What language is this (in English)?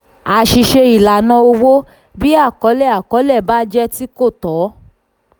Yoruba